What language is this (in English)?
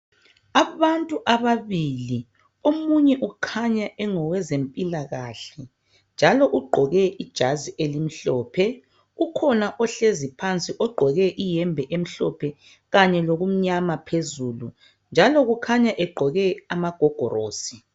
North Ndebele